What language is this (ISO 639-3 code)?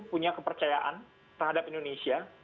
ind